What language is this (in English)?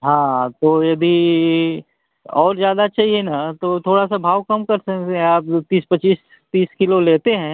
Hindi